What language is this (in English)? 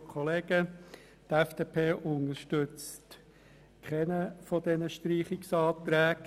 Swiss German